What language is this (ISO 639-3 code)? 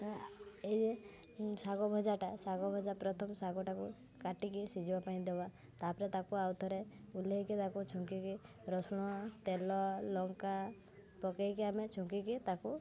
ori